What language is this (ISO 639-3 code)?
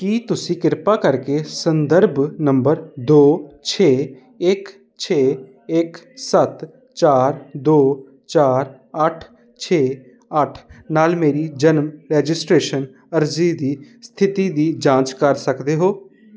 pan